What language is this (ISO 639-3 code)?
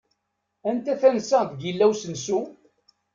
kab